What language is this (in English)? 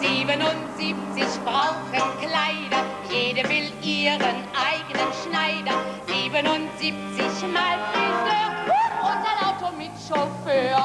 Thai